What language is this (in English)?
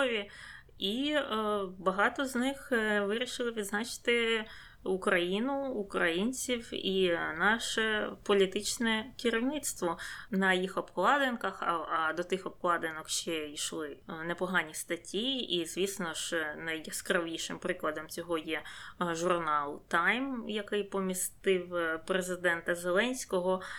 Ukrainian